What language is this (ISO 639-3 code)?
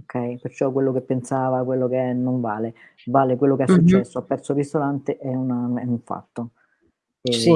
ita